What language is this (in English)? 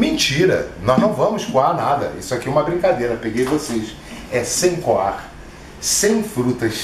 Portuguese